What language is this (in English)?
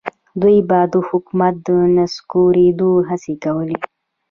Pashto